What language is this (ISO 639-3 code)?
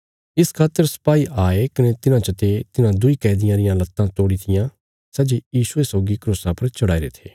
kfs